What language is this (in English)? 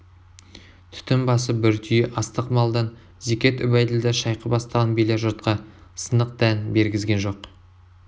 Kazakh